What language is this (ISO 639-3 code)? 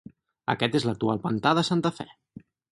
cat